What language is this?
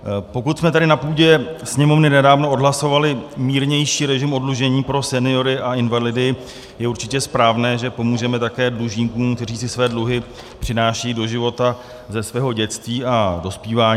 Czech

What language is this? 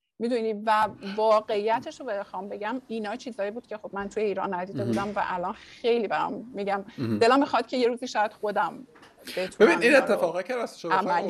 Persian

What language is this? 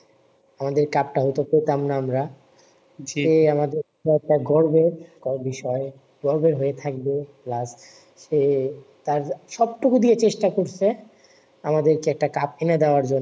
Bangla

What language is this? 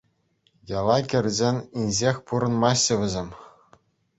Chuvash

